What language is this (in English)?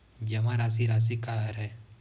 Chhattisgarhi